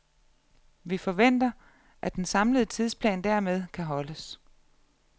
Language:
Danish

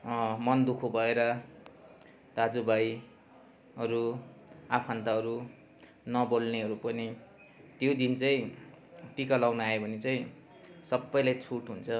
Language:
Nepali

